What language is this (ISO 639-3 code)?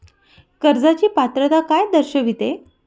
mar